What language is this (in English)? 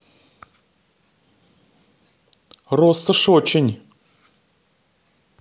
Russian